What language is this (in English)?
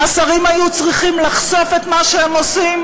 Hebrew